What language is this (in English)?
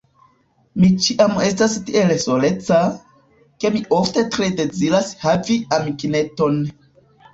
Esperanto